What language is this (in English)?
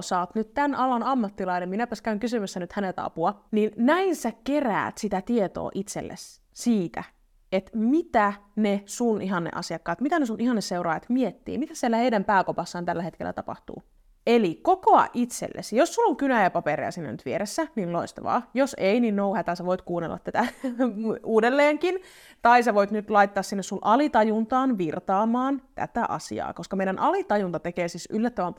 Finnish